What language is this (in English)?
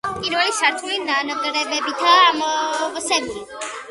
Georgian